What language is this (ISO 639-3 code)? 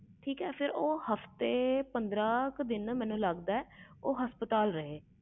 pan